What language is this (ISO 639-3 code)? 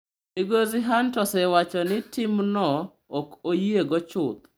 luo